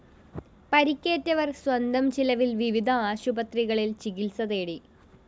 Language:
Malayalam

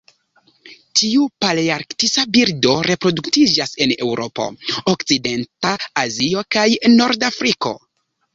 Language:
Esperanto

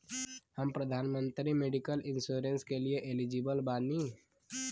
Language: Bhojpuri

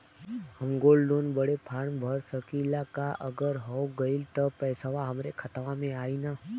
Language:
Bhojpuri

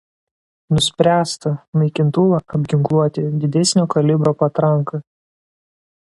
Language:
Lithuanian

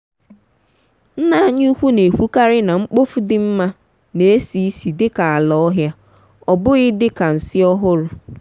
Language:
Igbo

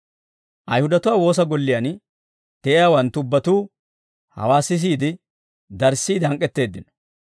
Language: Dawro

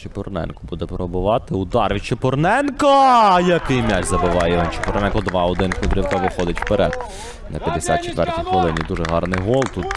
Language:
Ukrainian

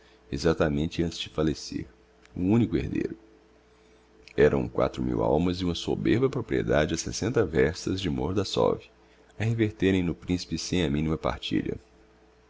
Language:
Portuguese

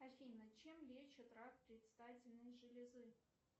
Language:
Russian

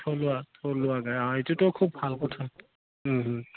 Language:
Assamese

